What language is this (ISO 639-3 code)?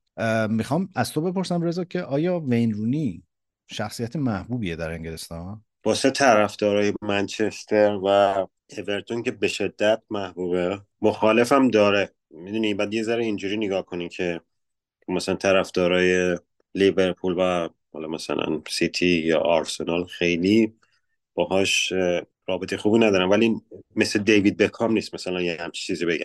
fas